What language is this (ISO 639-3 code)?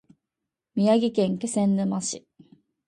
jpn